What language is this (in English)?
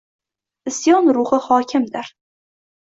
Uzbek